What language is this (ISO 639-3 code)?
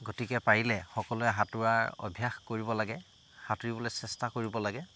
asm